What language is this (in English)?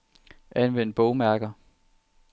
Danish